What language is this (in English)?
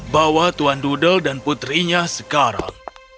Indonesian